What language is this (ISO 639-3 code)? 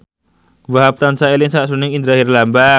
jav